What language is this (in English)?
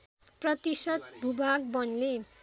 Nepali